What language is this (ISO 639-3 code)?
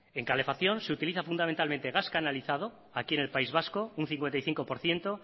spa